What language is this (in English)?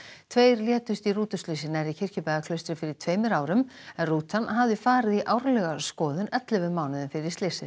Icelandic